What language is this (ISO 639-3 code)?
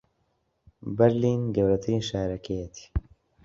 ckb